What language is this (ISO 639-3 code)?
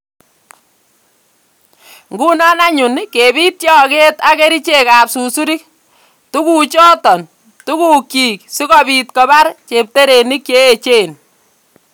kln